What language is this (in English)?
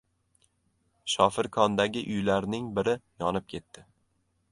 Uzbek